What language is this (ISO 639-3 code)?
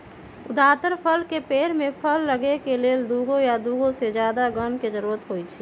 mag